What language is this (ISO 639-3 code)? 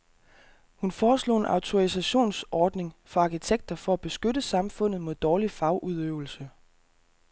dan